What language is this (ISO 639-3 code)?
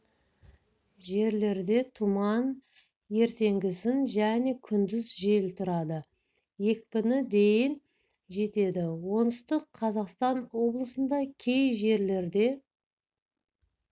kaz